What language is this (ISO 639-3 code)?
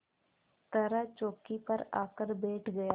hin